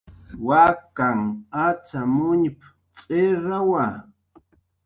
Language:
Jaqaru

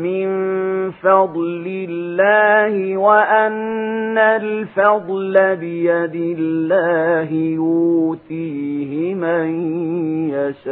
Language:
Arabic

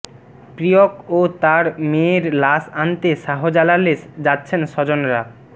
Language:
Bangla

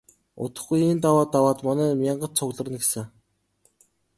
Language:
Mongolian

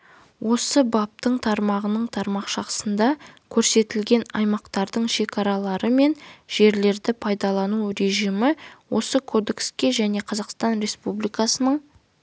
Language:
Kazakh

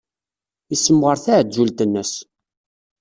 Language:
Kabyle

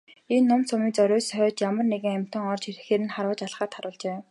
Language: Mongolian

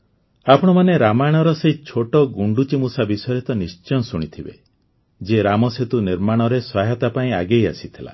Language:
Odia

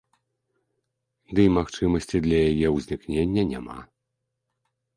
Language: Belarusian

